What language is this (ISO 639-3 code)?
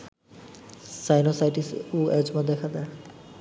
ben